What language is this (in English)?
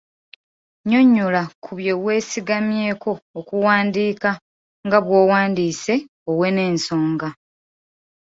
Ganda